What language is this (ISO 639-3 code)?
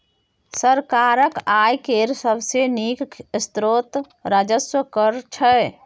mai